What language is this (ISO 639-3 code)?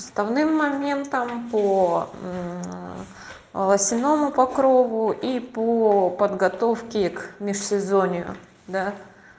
rus